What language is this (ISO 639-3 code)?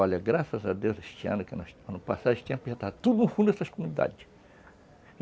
por